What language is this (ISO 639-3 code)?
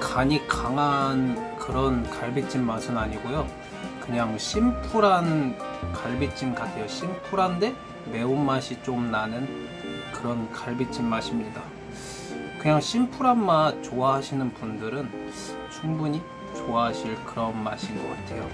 kor